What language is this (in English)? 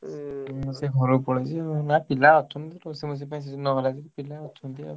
Odia